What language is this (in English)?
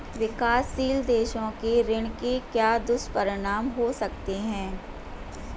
Hindi